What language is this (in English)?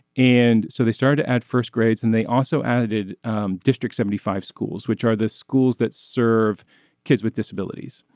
English